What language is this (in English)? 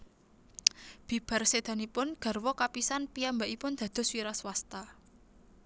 Javanese